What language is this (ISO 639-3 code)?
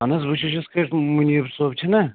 kas